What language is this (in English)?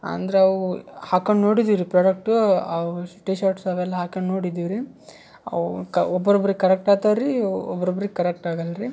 Kannada